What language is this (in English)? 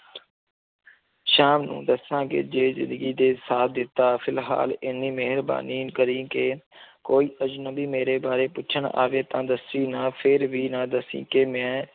Punjabi